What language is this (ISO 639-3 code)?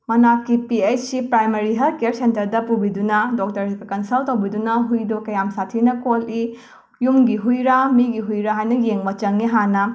mni